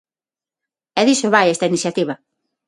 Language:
Galician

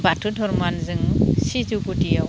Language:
Bodo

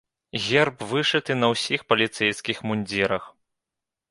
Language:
Belarusian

